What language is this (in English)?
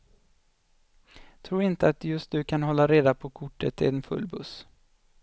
Swedish